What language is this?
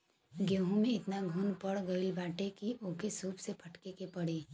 Bhojpuri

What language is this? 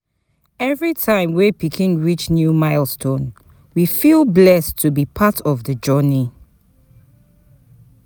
Nigerian Pidgin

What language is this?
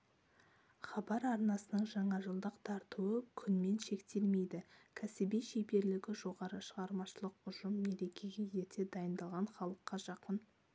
Kazakh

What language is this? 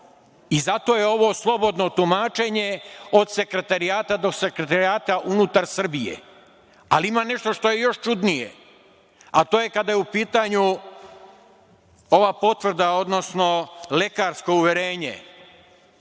Serbian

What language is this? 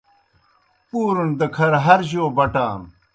Kohistani Shina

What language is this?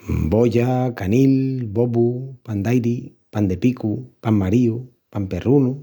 Extremaduran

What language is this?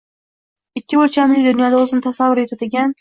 Uzbek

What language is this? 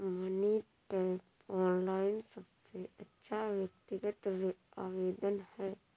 Hindi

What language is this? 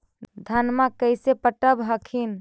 Magahi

